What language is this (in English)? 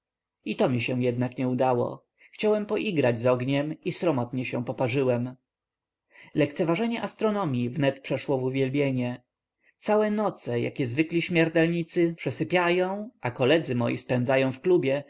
Polish